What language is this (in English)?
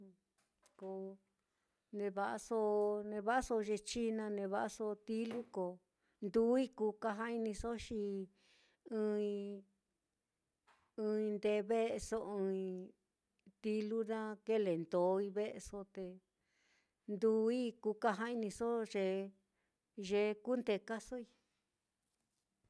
Mitlatongo Mixtec